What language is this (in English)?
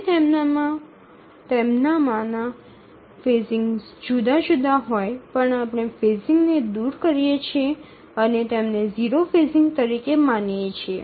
Gujarati